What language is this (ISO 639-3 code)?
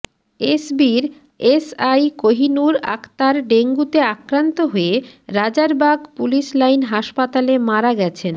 ben